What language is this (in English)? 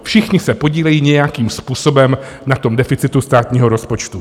Czech